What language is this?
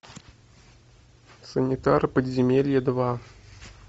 Russian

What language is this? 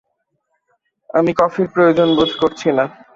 Bangla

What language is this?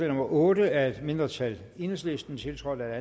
Danish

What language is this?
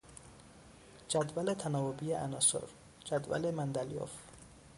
Persian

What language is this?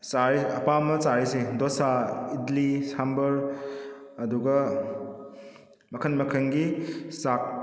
Manipuri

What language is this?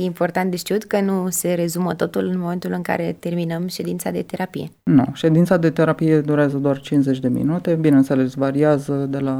Romanian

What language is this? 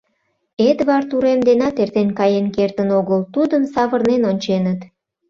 Mari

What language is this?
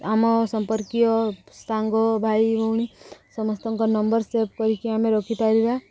Odia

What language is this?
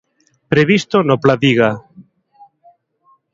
Galician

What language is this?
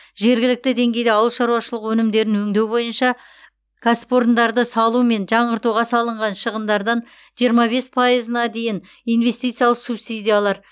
Kazakh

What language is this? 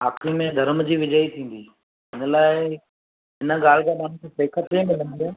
Sindhi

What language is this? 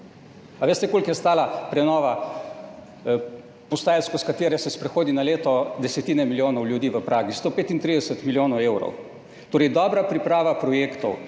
Slovenian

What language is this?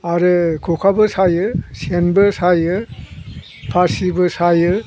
Bodo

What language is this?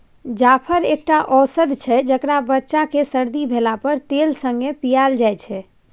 Maithili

